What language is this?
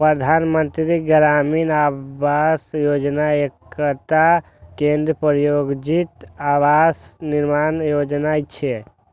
Maithili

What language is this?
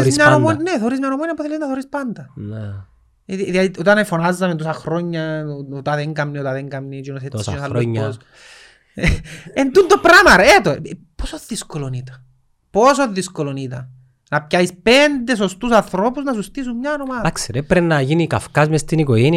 Greek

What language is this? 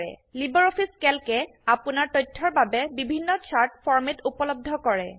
Assamese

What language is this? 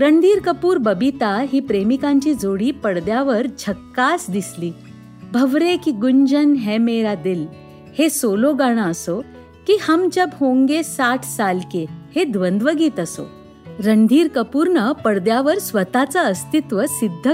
Marathi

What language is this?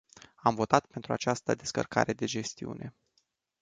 Romanian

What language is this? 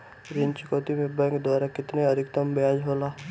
Bhojpuri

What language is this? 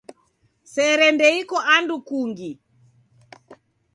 Taita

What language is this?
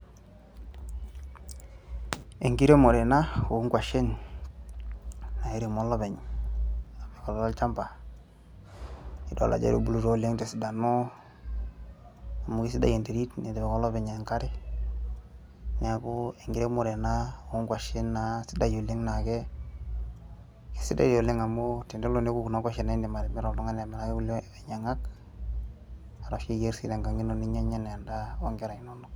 Masai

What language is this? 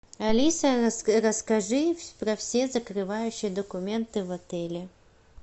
Russian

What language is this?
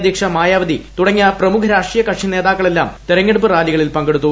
Malayalam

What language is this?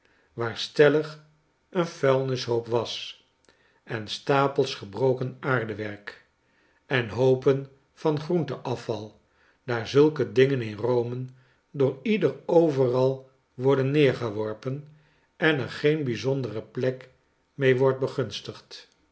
Dutch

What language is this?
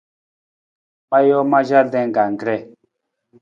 Nawdm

